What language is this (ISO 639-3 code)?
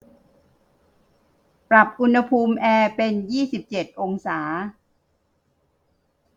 tha